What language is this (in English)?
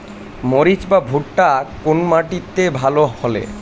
Bangla